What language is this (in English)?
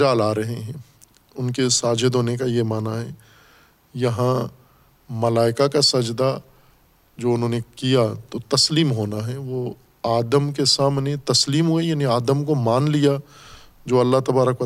Urdu